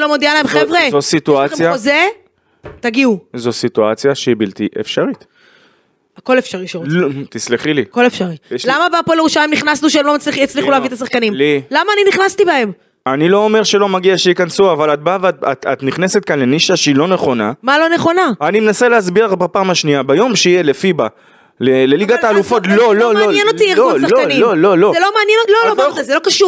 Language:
Hebrew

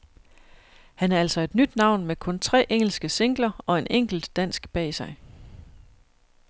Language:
Danish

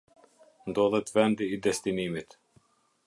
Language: Albanian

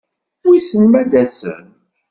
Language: Kabyle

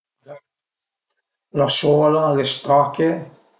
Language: Piedmontese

